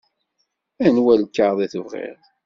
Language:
Kabyle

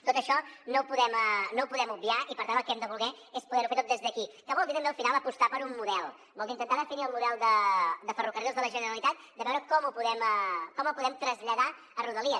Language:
Catalan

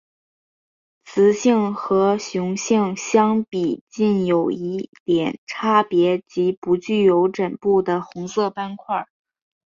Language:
Chinese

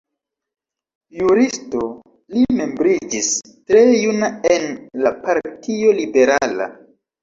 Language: Esperanto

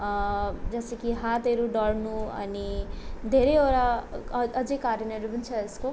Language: Nepali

